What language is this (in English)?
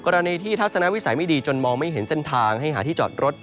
Thai